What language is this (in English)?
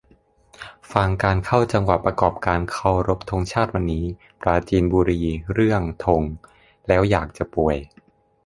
Thai